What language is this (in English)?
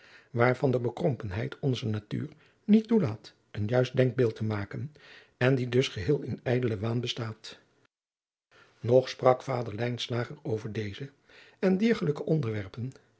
Dutch